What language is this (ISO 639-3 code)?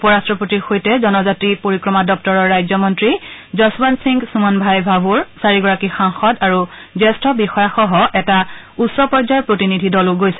asm